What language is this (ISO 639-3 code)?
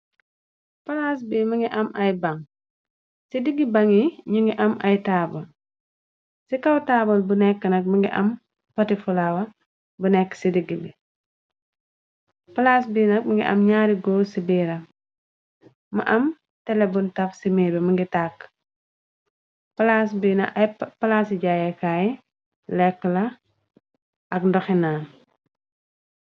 wol